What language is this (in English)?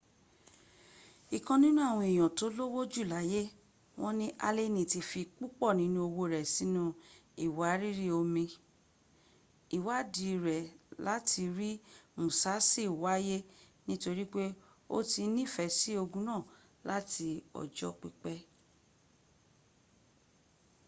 Yoruba